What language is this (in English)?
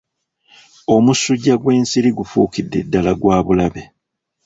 Ganda